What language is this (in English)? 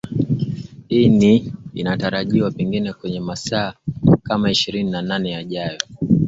Swahili